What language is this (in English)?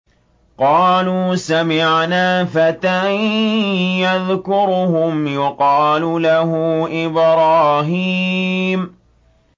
Arabic